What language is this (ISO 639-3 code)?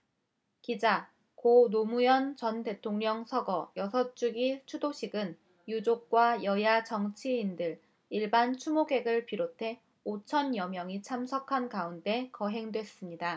kor